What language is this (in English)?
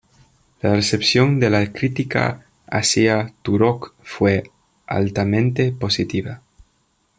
Spanish